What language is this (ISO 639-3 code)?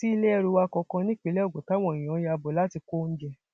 yor